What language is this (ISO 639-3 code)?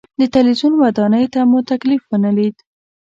pus